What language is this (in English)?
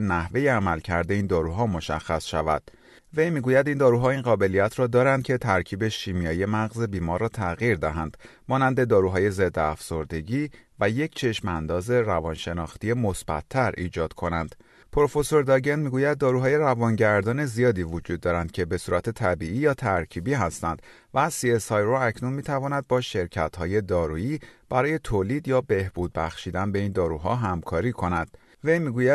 Persian